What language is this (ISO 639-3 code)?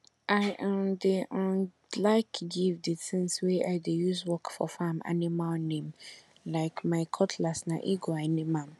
pcm